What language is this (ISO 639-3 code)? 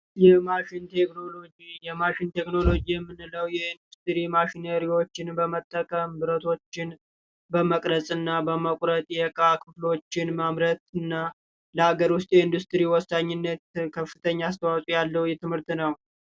amh